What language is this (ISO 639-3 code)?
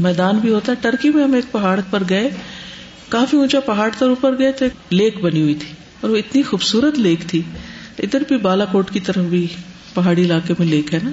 urd